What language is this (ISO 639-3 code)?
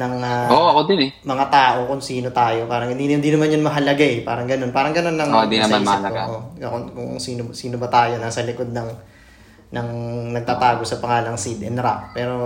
fil